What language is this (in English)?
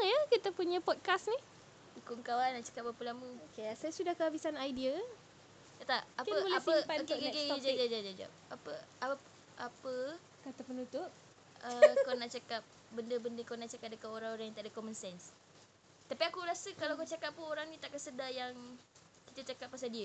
Malay